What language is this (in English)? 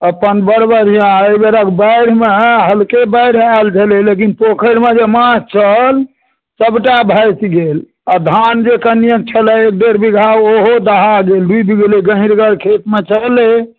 Maithili